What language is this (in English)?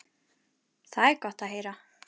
Icelandic